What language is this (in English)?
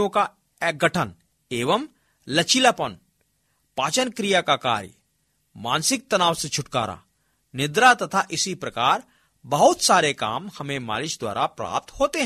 Hindi